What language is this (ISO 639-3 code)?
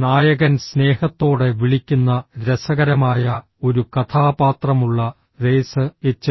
mal